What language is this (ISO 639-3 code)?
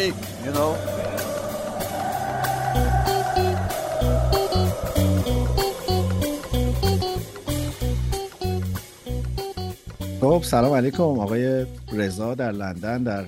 fas